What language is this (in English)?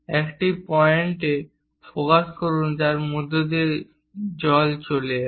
Bangla